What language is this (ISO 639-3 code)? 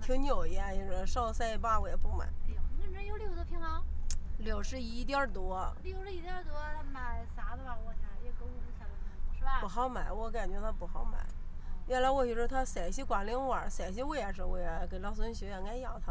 zho